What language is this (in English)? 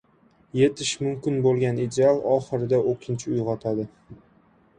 Uzbek